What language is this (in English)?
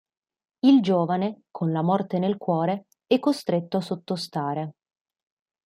Italian